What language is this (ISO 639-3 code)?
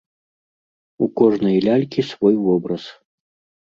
bel